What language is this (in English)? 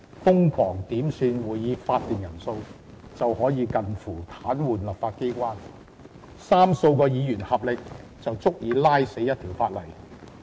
Cantonese